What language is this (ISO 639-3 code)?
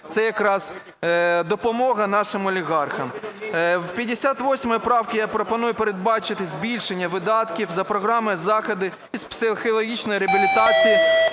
ukr